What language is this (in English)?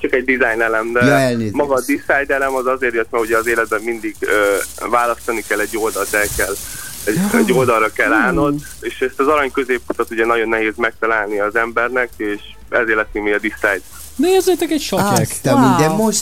Hungarian